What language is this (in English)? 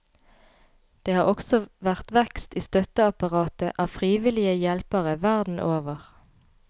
Norwegian